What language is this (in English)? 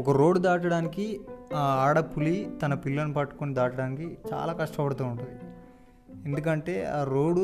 Telugu